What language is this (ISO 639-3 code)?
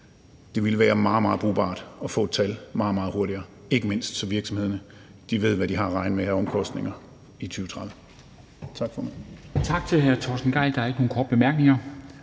dan